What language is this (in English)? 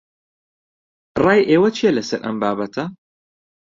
Central Kurdish